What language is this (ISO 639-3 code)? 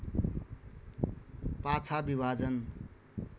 nep